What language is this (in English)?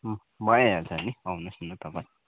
Nepali